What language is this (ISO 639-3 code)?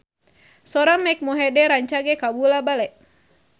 sun